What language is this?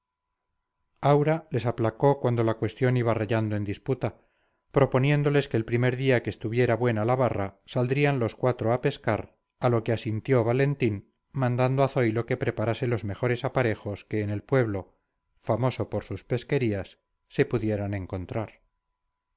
Spanish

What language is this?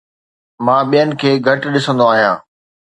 Sindhi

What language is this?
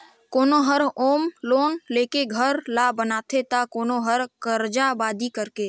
Chhattisgarhi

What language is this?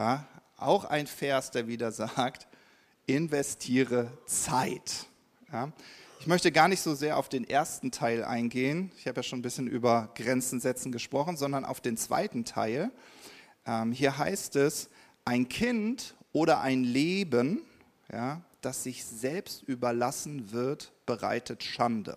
German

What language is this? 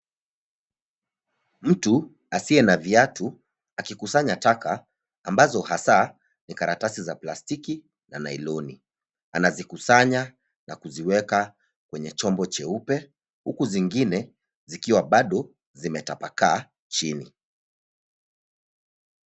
Swahili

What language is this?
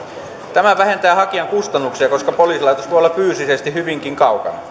Finnish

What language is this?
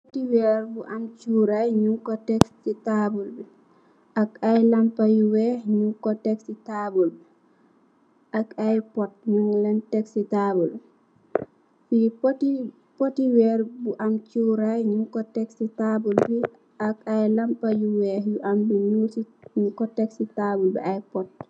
Wolof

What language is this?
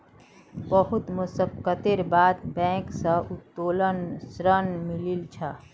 Magahi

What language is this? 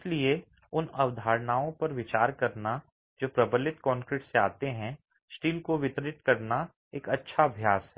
Hindi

